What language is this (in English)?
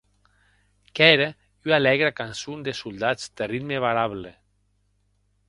Occitan